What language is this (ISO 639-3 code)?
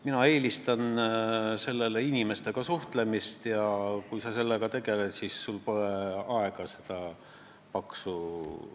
est